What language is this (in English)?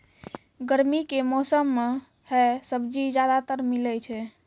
Maithili